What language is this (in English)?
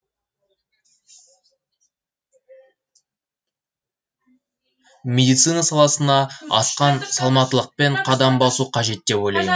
Kazakh